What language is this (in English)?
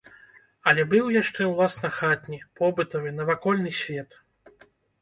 Belarusian